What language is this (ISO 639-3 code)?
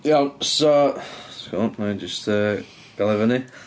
cym